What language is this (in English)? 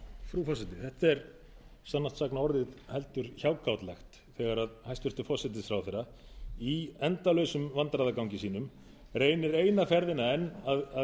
Icelandic